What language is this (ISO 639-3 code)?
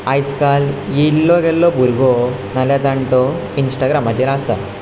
kok